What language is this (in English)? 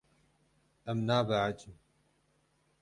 Kurdish